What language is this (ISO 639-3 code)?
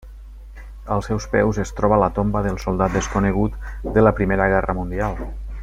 cat